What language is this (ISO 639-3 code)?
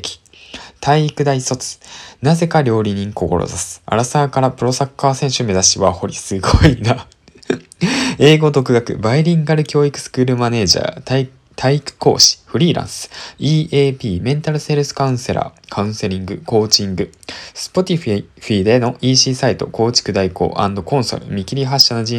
jpn